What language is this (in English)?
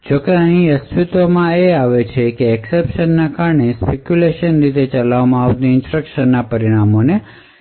Gujarati